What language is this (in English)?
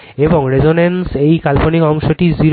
Bangla